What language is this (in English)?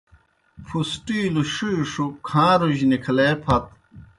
Kohistani Shina